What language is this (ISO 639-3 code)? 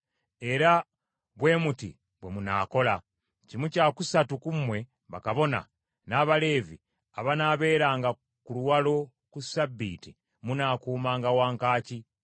lug